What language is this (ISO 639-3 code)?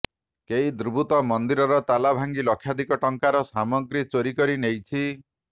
ori